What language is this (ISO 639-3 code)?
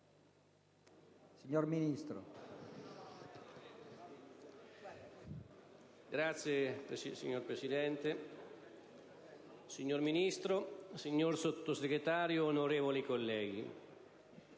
ita